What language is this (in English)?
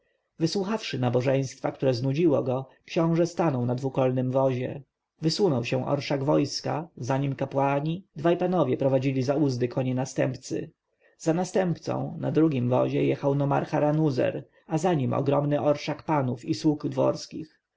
Polish